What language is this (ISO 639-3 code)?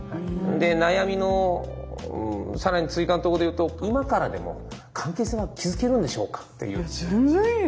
jpn